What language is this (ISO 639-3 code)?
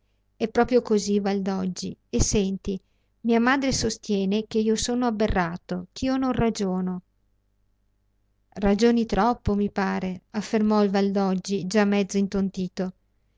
ita